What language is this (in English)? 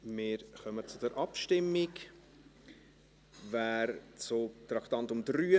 Swiss German